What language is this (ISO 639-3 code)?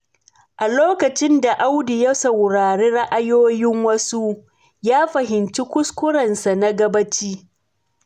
hau